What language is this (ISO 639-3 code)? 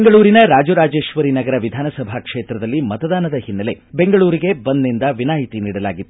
kan